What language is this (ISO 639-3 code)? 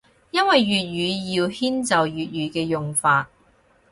yue